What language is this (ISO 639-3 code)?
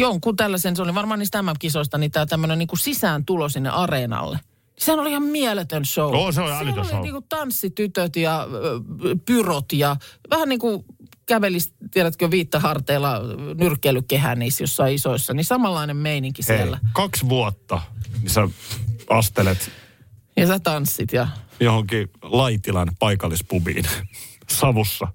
fin